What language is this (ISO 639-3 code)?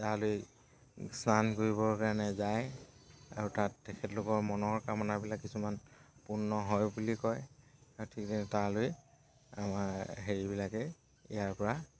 asm